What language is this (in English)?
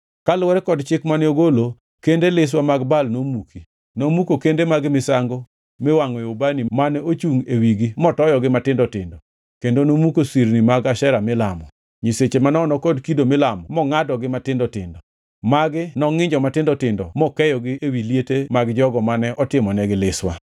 Luo (Kenya and Tanzania)